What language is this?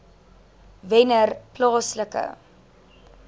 Afrikaans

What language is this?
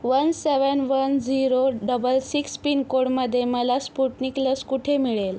Marathi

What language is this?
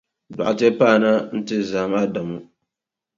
Dagbani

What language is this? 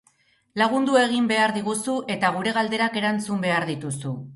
Basque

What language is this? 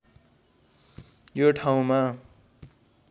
Nepali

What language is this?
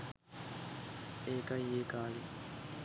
Sinhala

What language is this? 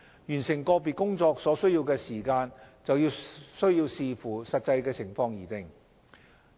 Cantonese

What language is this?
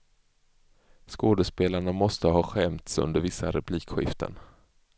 Swedish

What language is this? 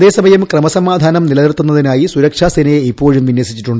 Malayalam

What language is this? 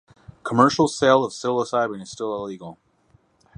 English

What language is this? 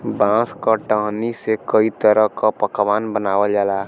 Bhojpuri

